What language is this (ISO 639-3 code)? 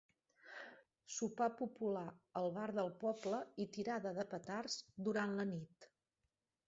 cat